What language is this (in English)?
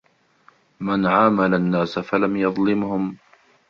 Arabic